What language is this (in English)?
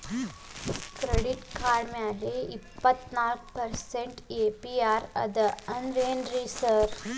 Kannada